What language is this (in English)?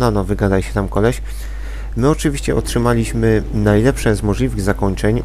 Polish